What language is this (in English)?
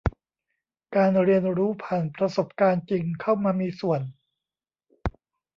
Thai